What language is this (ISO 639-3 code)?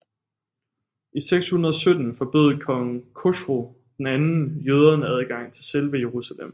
dan